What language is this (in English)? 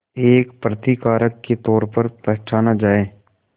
Hindi